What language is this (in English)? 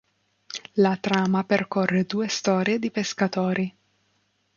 Italian